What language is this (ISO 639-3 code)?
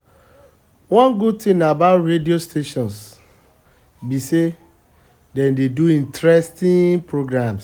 pcm